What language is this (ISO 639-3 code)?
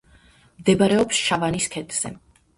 kat